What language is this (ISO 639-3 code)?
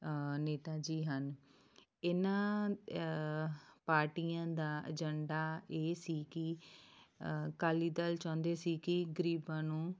pan